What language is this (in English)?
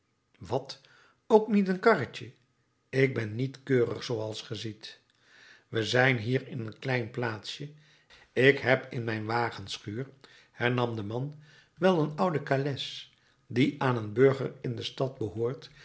Dutch